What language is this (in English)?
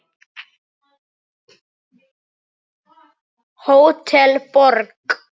Icelandic